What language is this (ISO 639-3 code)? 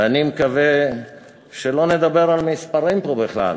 heb